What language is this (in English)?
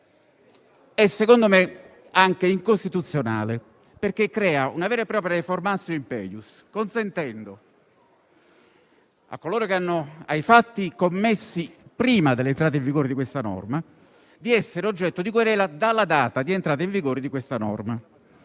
Italian